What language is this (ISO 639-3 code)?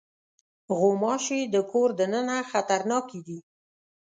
pus